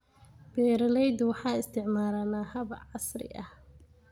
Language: Somali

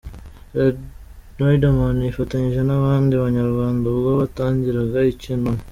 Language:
Kinyarwanda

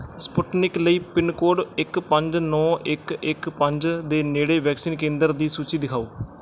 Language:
Punjabi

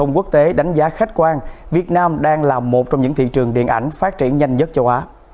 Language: Vietnamese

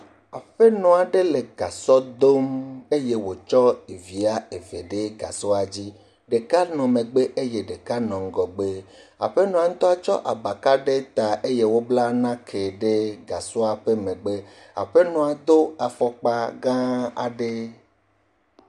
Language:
Ewe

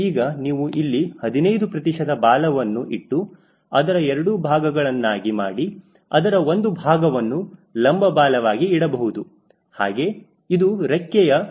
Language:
Kannada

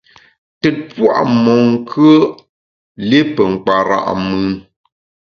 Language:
Bamun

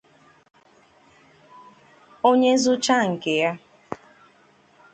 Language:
Igbo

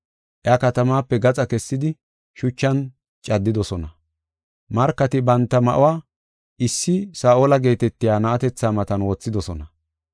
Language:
Gofa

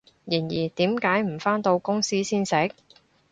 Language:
Cantonese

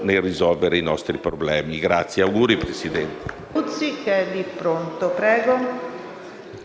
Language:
Italian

